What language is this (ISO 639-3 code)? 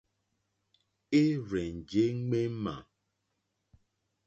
bri